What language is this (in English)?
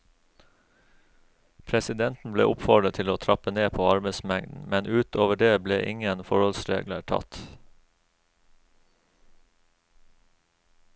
Norwegian